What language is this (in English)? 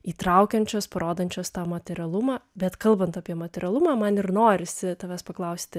Lithuanian